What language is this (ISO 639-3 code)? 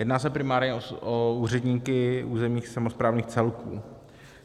ces